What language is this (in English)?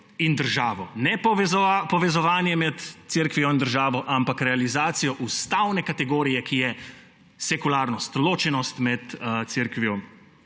Slovenian